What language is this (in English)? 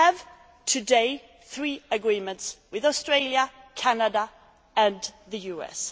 English